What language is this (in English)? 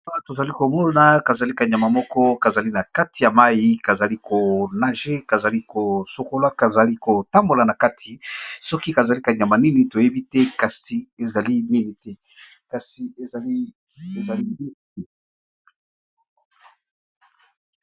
Lingala